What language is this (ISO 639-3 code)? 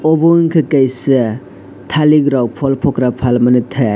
trp